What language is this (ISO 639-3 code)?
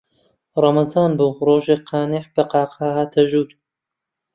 ckb